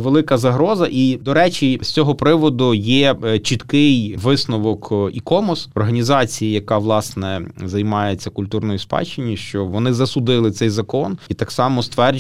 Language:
Ukrainian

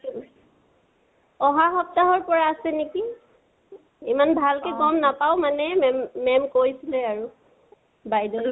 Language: Assamese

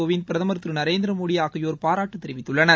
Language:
Tamil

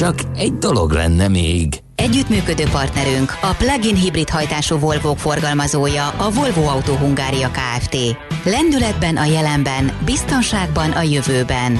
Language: Hungarian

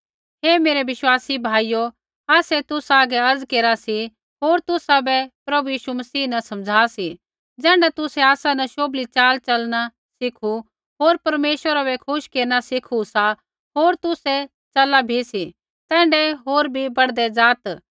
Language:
Kullu Pahari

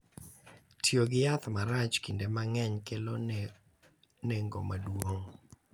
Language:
Luo (Kenya and Tanzania)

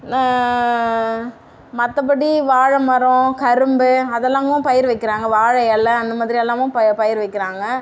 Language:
Tamil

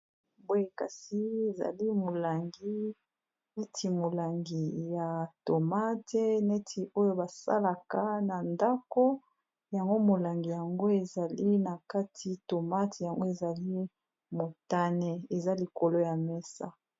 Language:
Lingala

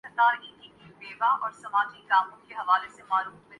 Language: Urdu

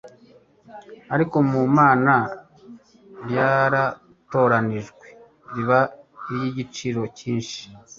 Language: Kinyarwanda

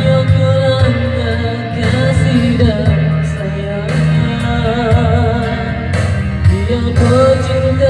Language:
Malay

